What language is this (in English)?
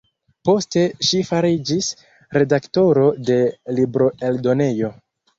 Esperanto